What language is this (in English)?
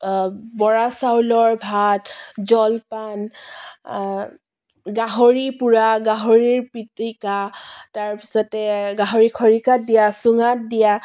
Assamese